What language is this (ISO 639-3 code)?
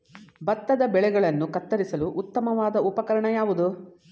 kan